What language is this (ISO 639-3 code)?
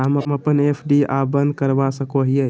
mag